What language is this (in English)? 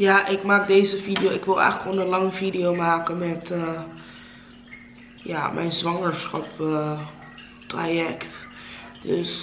Dutch